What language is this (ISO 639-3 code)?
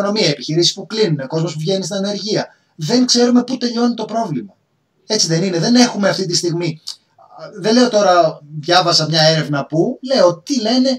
ell